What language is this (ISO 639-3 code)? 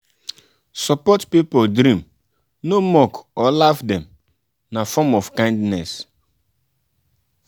pcm